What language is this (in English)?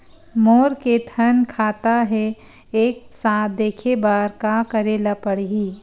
Chhattisgarhi